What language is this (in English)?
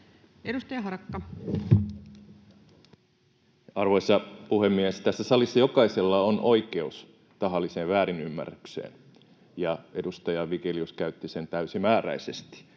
Finnish